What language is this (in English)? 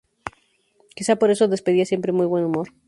Spanish